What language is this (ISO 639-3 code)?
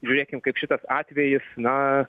lit